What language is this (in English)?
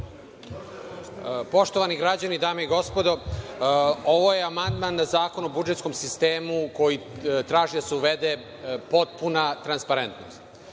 Serbian